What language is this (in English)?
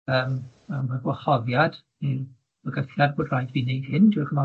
Welsh